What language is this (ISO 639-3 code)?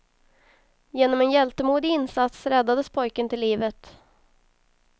swe